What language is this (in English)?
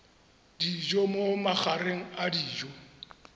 Tswana